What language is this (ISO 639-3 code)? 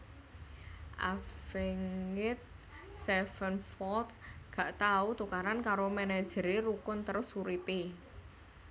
jav